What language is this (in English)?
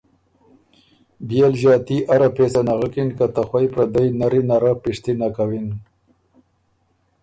Ormuri